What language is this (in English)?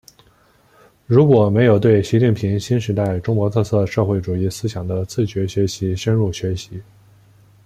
Chinese